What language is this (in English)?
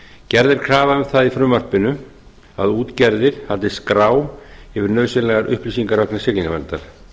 Icelandic